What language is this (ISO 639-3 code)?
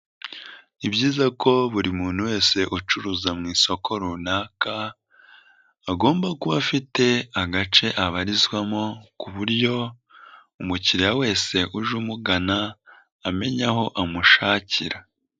kin